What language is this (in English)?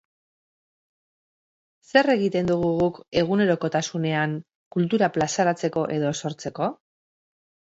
Basque